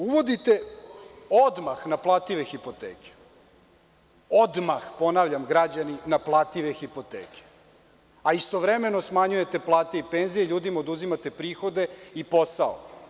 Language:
Serbian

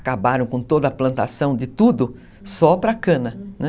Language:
Portuguese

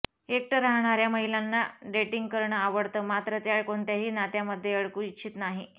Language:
Marathi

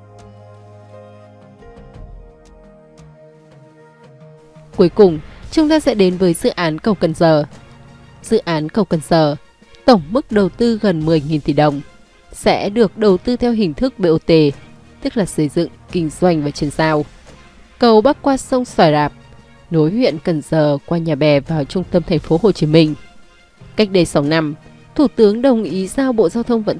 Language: Vietnamese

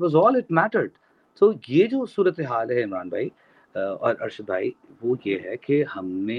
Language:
Urdu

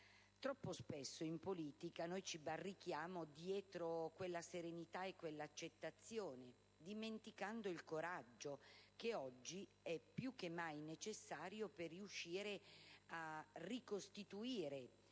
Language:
Italian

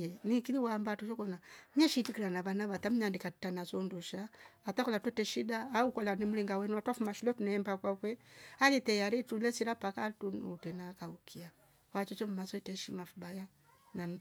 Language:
Rombo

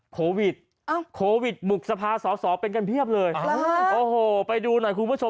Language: Thai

